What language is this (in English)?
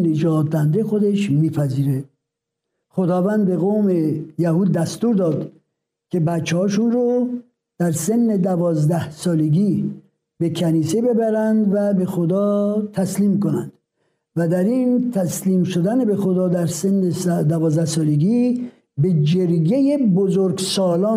Persian